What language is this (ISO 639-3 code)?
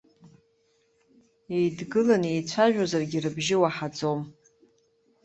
abk